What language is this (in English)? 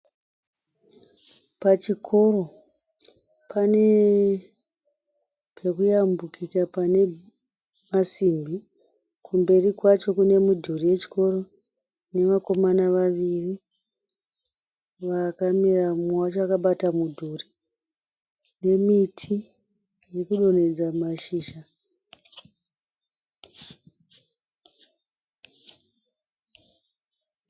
Shona